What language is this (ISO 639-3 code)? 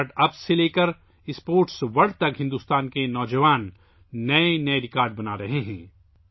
urd